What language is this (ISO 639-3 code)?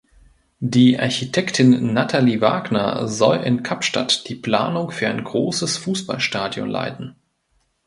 deu